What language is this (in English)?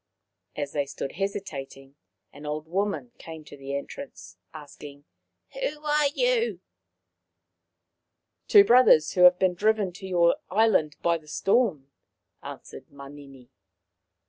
English